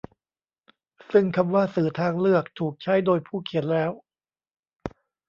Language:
Thai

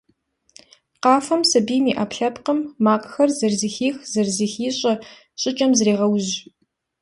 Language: Kabardian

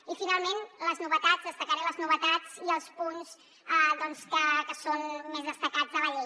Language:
Catalan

